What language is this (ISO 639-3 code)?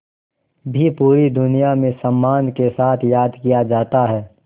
hin